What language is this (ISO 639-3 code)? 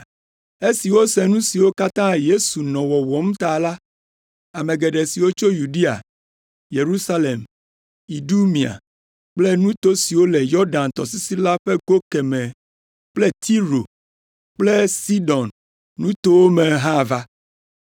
ewe